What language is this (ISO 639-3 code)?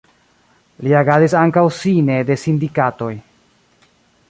epo